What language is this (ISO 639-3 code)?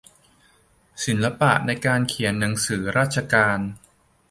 tha